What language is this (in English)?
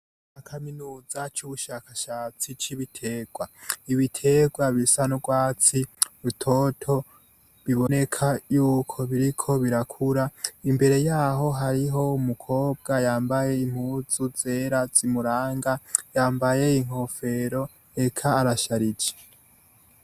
Rundi